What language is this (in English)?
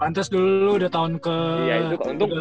Indonesian